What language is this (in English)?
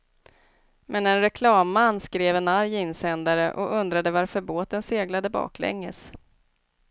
Swedish